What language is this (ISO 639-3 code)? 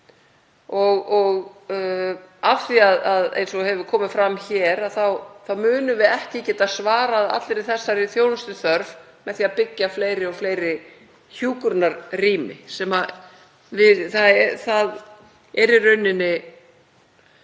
isl